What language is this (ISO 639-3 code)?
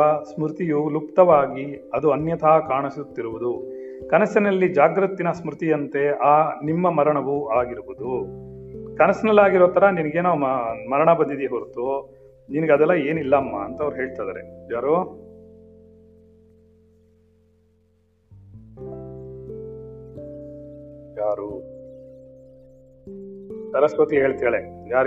kan